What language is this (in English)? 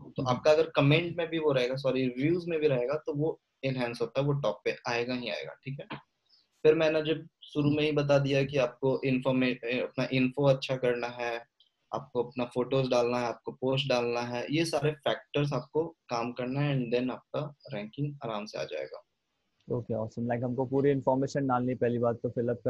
Hindi